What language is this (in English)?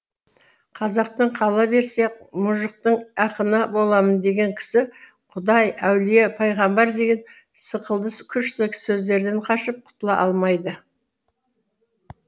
Kazakh